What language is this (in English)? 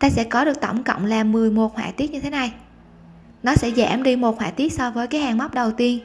Vietnamese